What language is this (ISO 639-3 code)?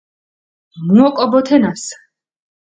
xmf